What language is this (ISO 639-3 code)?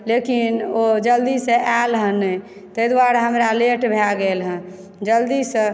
mai